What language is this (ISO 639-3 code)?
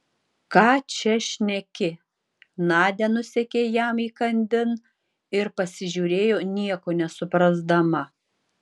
lit